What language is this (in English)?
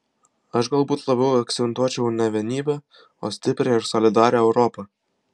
Lithuanian